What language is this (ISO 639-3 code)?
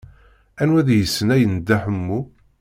kab